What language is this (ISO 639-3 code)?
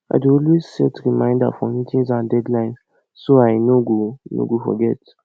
pcm